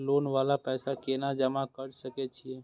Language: Maithili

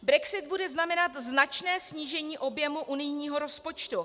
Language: Czech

